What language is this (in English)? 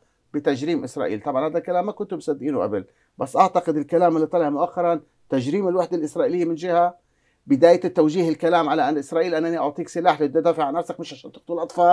Arabic